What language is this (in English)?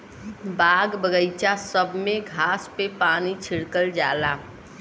Bhojpuri